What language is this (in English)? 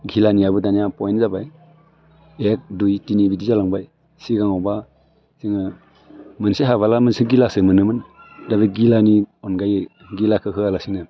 Bodo